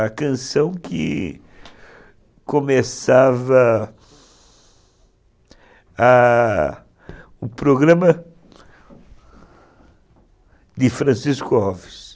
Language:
Portuguese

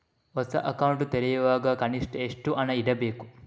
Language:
Kannada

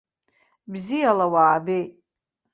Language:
Abkhazian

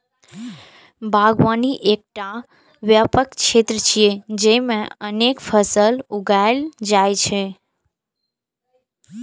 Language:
Maithili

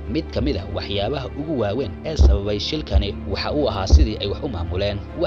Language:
Arabic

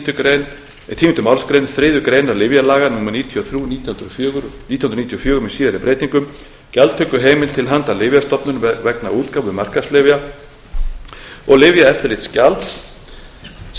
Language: Icelandic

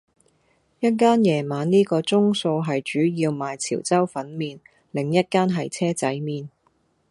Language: Cantonese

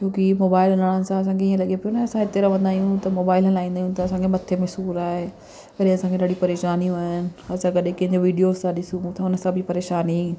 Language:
Sindhi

